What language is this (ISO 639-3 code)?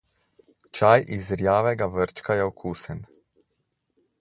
slv